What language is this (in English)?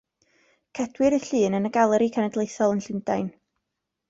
Welsh